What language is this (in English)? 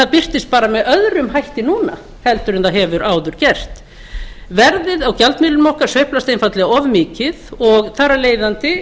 Icelandic